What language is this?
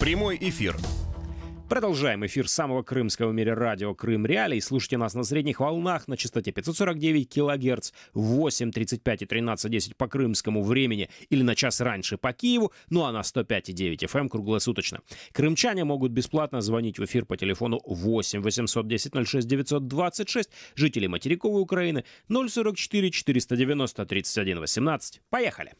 Russian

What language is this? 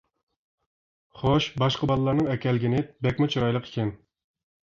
Uyghur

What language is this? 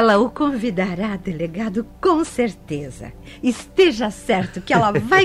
Portuguese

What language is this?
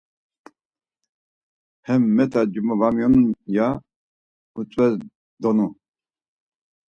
Laz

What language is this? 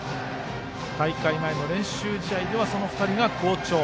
Japanese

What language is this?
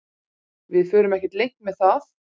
Icelandic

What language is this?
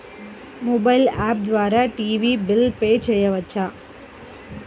Telugu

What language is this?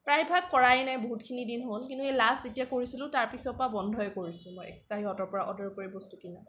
Assamese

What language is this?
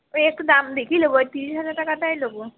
Bangla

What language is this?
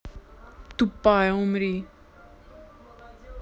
Russian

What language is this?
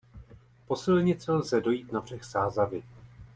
Czech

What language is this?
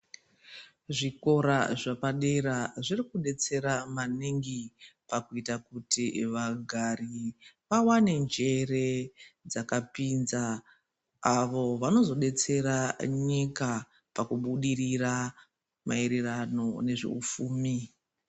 Ndau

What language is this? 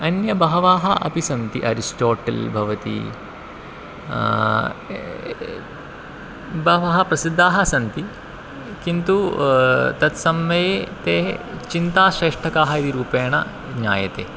Sanskrit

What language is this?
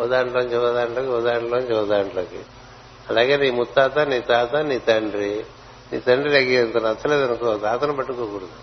Telugu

